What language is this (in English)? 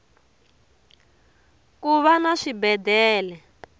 Tsonga